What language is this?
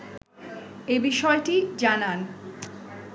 Bangla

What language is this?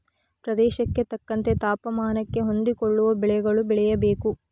Kannada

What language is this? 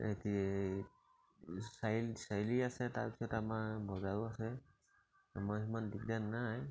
Assamese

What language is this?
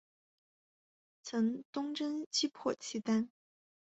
Chinese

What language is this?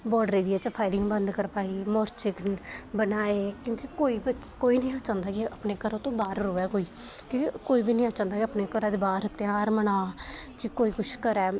Dogri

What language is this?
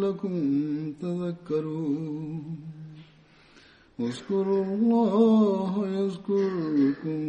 Swahili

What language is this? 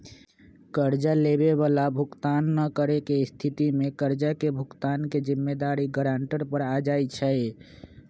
Magahi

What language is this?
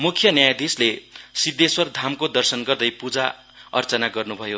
Nepali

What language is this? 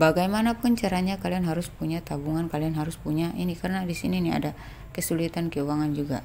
Indonesian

